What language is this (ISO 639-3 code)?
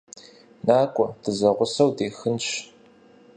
kbd